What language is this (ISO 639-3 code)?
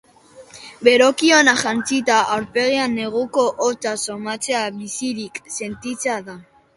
eus